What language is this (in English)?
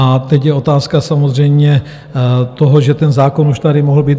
Czech